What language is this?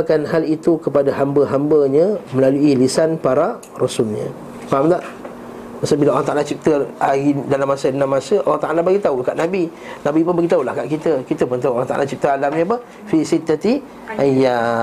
Malay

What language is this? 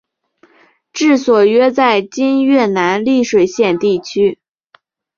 Chinese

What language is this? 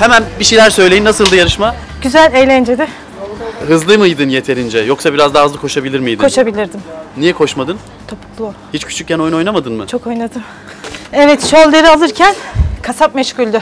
Turkish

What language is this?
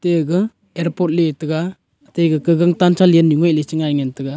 Wancho Naga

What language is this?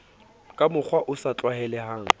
Southern Sotho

